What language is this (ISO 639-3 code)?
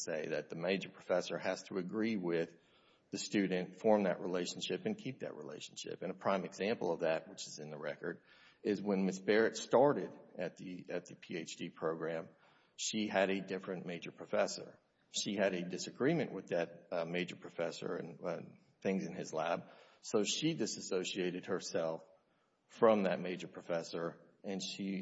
eng